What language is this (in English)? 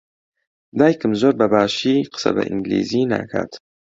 Central Kurdish